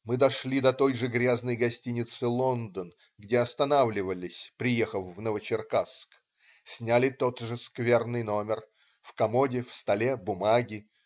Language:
Russian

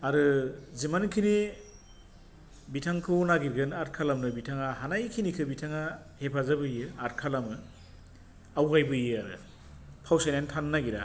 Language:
Bodo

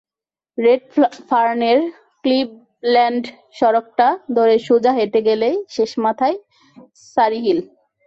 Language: Bangla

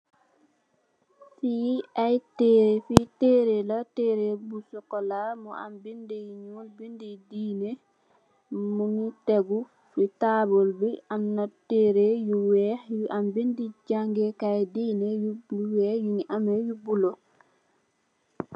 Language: Wolof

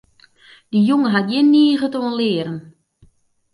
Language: Western Frisian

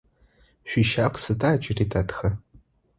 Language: Adyghe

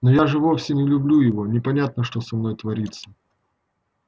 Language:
Russian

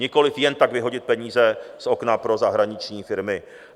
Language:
Czech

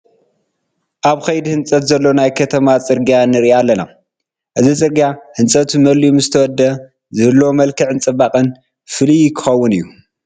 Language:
Tigrinya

